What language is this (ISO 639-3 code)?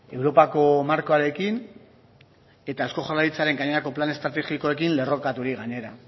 eus